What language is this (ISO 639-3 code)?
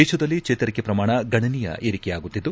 kan